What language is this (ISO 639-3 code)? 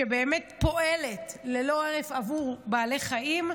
heb